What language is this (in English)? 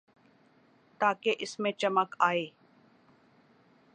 Urdu